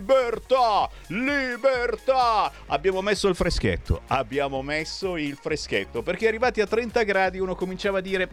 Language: Italian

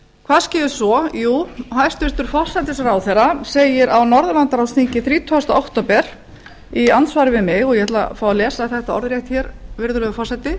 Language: Icelandic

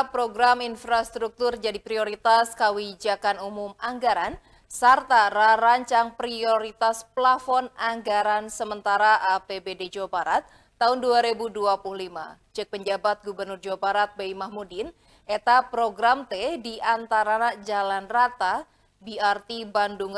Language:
Indonesian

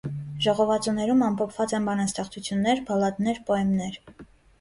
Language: Armenian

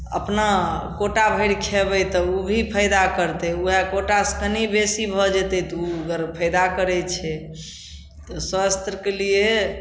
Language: Maithili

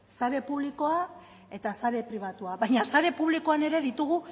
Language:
Basque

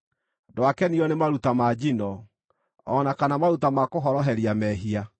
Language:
Kikuyu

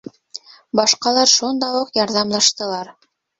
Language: Bashkir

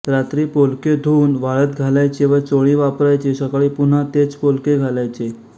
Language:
Marathi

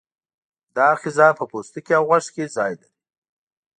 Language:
Pashto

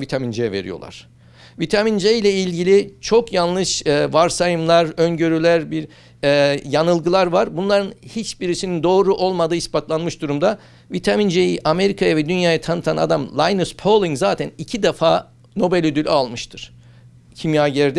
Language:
Turkish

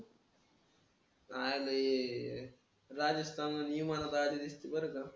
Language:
Marathi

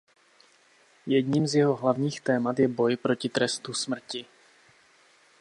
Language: Czech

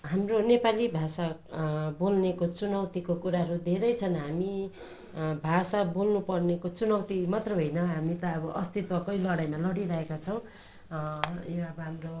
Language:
Nepali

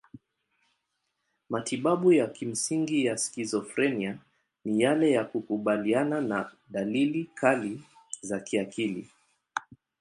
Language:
Swahili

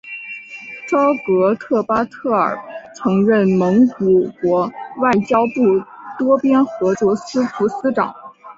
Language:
Chinese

